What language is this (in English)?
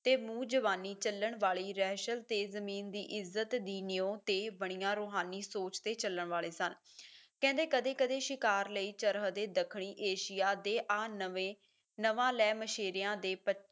Punjabi